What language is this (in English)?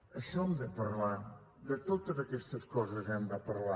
Catalan